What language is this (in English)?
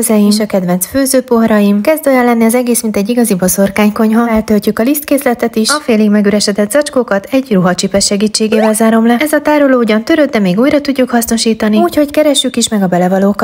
Hungarian